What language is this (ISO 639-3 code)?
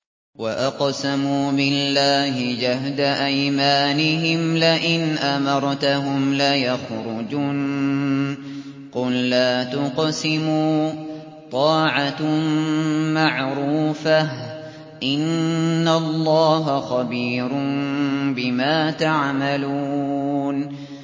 ara